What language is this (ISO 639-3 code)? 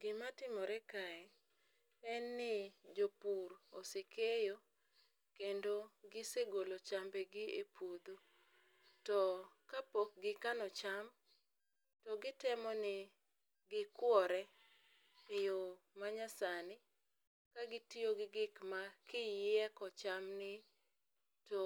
luo